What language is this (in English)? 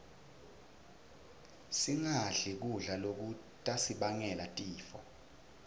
Swati